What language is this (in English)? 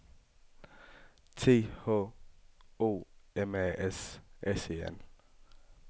Danish